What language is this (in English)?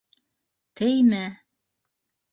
Bashkir